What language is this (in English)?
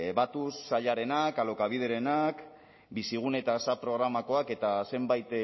Basque